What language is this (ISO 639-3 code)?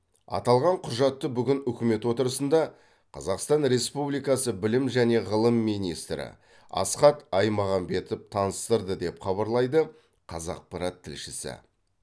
kaz